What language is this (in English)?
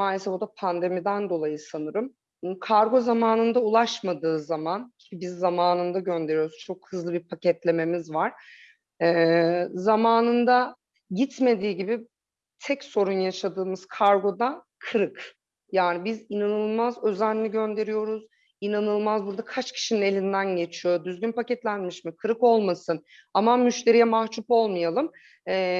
Turkish